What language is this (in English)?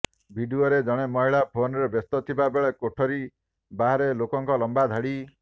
Odia